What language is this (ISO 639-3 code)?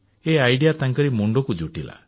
ori